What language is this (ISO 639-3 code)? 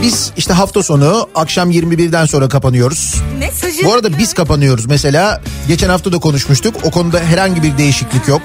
tur